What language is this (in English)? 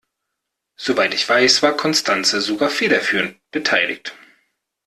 German